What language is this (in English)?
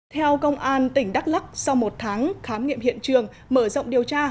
Vietnamese